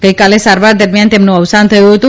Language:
Gujarati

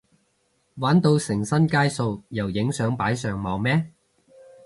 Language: Cantonese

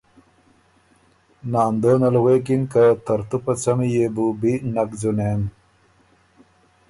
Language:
Ormuri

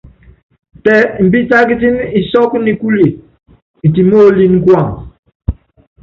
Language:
Yangben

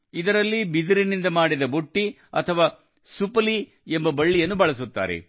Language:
Kannada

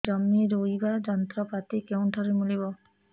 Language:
Odia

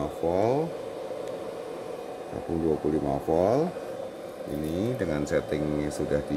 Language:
Indonesian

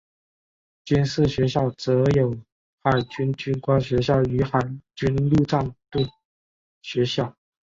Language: Chinese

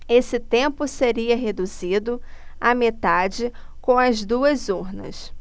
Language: Portuguese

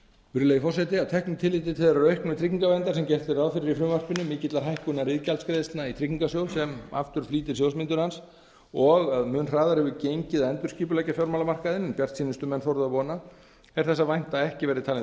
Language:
Icelandic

